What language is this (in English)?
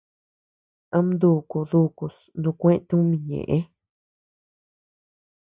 Tepeuxila Cuicatec